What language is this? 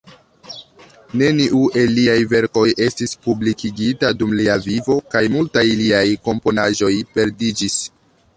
Esperanto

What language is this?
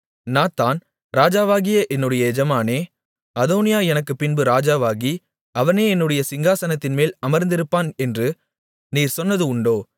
Tamil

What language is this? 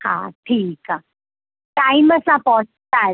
Sindhi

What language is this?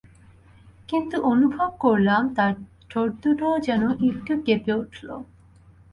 Bangla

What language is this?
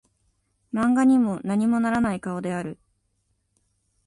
Japanese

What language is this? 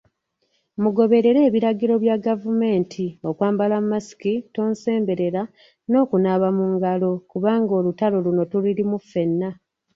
Ganda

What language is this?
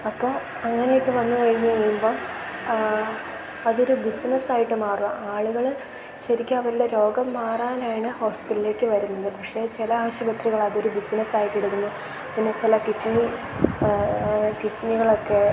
Malayalam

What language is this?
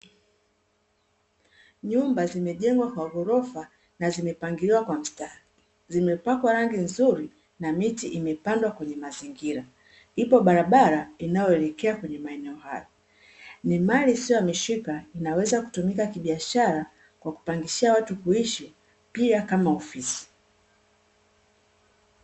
Swahili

